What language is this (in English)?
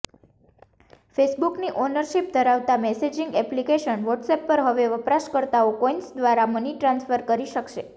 Gujarati